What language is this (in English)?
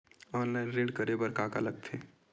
Chhattisgarhi